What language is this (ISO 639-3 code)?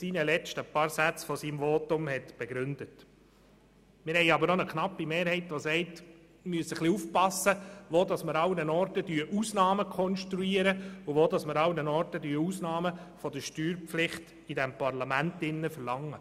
gsw